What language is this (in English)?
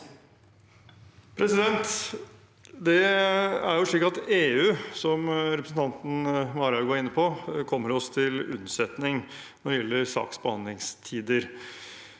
Norwegian